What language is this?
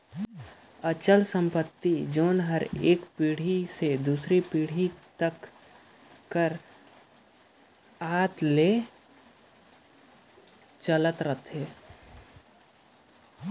Chhattisgarhi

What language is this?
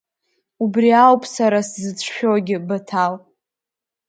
Abkhazian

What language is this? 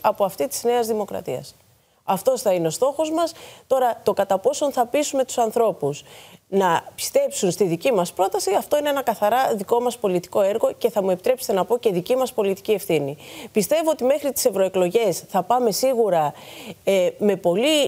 Greek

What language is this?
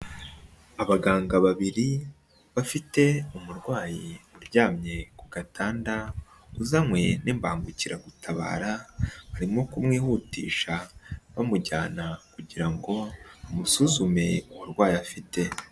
Kinyarwanda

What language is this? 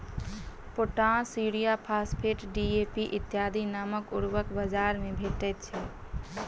Maithili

